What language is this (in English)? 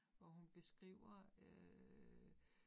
Danish